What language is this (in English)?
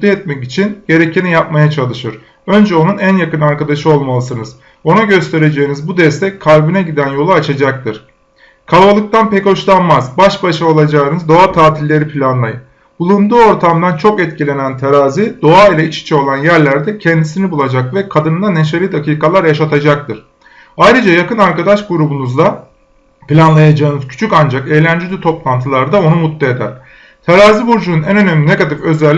Turkish